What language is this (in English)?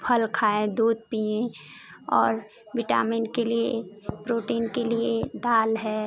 Hindi